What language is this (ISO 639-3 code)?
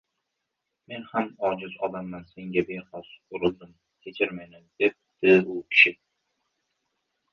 uzb